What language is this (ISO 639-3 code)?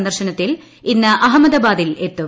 mal